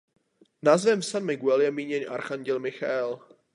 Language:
Czech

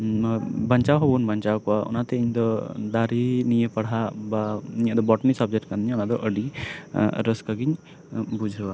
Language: Santali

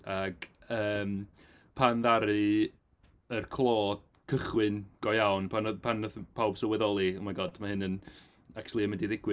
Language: Welsh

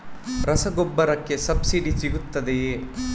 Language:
Kannada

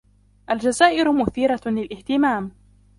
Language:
Arabic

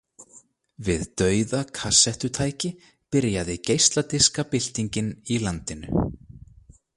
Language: Icelandic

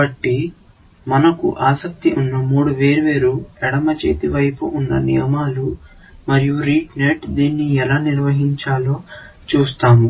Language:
Telugu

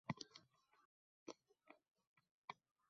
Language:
Uzbek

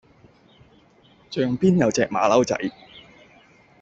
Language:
Cantonese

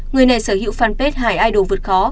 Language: Vietnamese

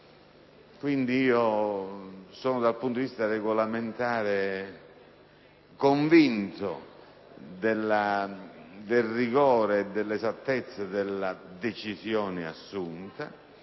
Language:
Italian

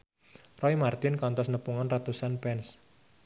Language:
Sundanese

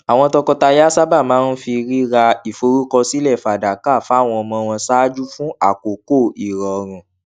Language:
Yoruba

